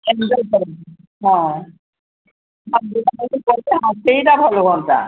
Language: Odia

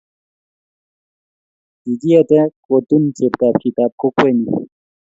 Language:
Kalenjin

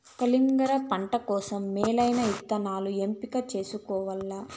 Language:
Telugu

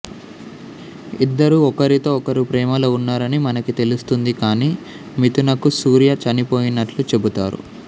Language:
Telugu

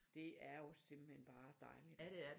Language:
Danish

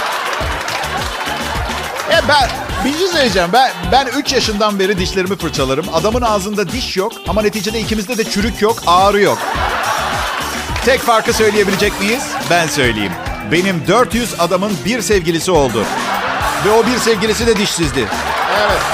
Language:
Turkish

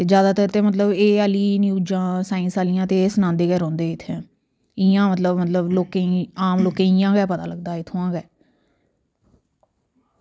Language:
Dogri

